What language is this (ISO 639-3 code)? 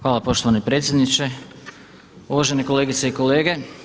hrv